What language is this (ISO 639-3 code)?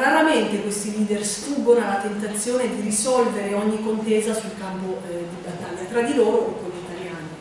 ita